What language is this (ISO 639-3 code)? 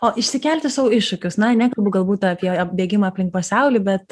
lit